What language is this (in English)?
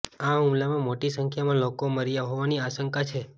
Gujarati